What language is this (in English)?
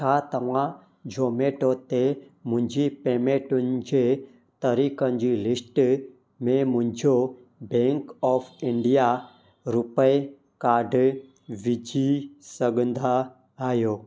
Sindhi